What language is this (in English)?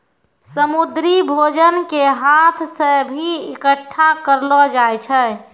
Maithili